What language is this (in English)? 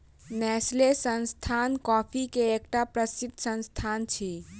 Maithili